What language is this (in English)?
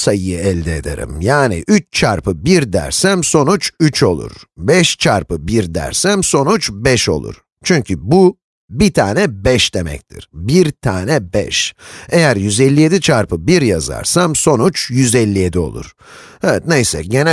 Turkish